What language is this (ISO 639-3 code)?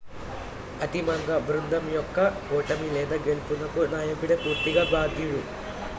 tel